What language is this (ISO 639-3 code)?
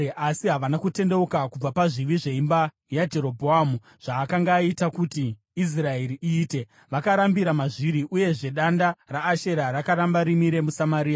sna